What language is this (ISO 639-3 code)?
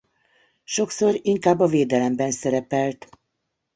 hun